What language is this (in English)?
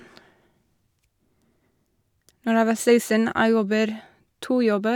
Norwegian